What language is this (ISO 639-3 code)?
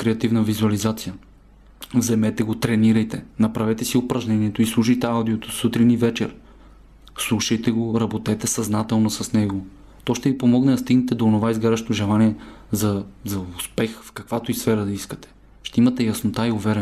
bul